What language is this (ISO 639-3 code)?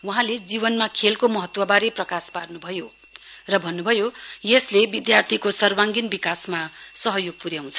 nep